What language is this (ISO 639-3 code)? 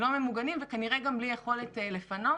heb